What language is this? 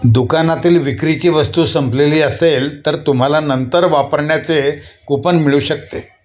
Marathi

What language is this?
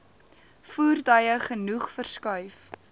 Afrikaans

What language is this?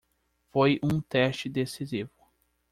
Portuguese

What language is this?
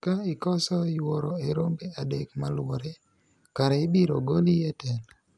Luo (Kenya and Tanzania)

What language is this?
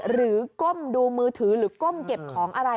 Thai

